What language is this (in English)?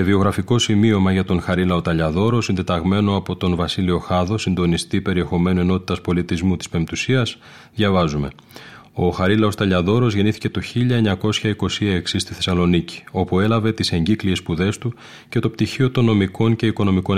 Greek